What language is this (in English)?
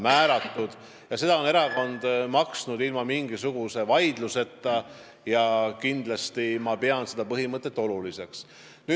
Estonian